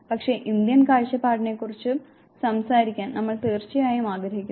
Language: Malayalam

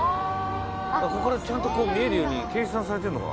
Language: Japanese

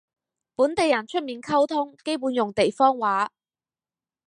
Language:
Cantonese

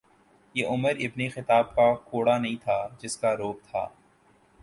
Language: Urdu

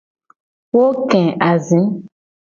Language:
Gen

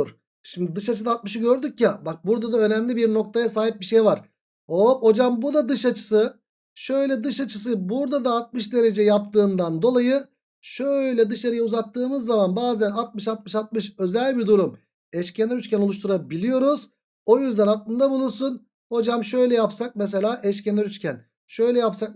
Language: Turkish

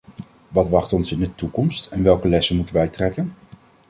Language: Dutch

